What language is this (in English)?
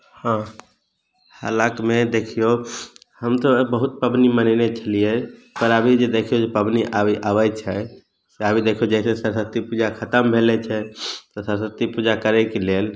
Maithili